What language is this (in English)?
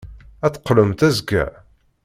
Kabyle